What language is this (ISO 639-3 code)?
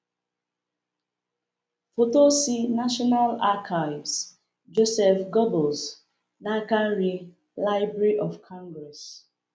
ibo